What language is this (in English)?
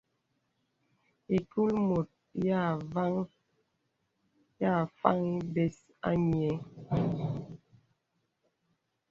Bebele